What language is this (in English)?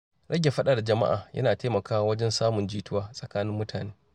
Hausa